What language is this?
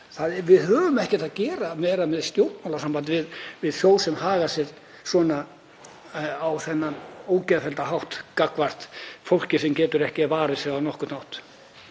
Icelandic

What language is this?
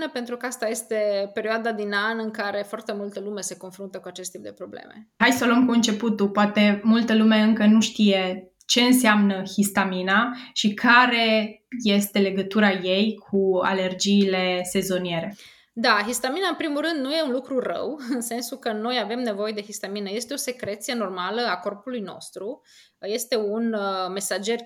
Romanian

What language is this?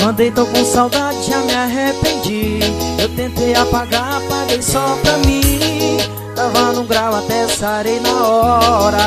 Portuguese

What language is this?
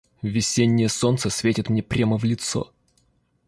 Russian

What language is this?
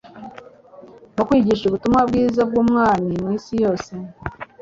Kinyarwanda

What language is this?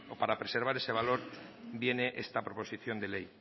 Spanish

